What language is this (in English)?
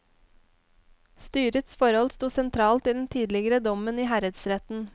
Norwegian